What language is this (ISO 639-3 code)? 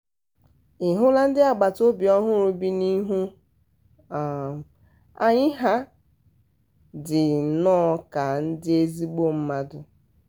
ibo